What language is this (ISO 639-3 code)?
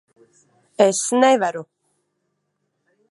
lav